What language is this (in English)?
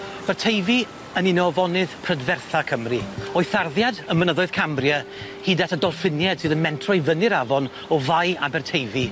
Welsh